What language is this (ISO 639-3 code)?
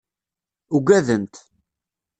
kab